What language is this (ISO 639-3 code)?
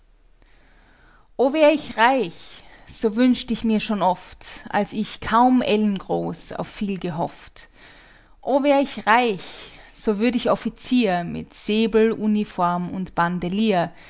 deu